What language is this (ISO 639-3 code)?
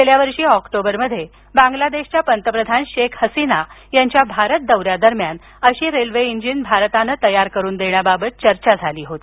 mar